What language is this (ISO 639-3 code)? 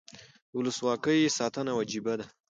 pus